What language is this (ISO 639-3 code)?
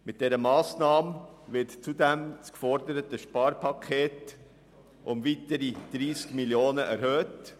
gsw